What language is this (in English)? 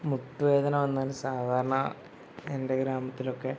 Malayalam